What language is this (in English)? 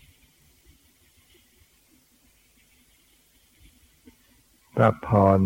Thai